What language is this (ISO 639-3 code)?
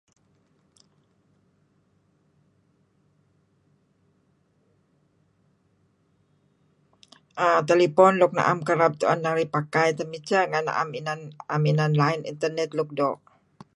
kzi